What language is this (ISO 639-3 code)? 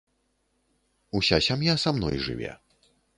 bel